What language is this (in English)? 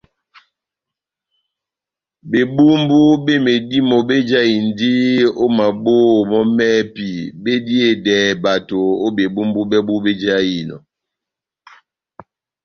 Batanga